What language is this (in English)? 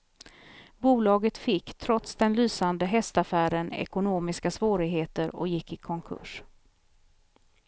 Swedish